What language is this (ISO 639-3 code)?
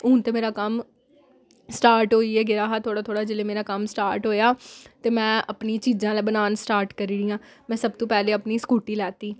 doi